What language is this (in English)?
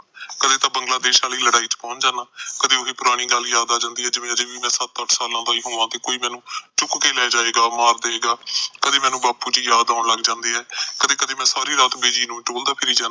Punjabi